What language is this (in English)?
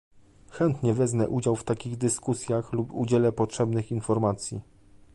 Polish